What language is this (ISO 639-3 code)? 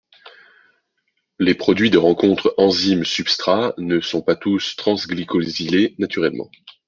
fra